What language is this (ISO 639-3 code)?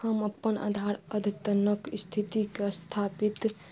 mai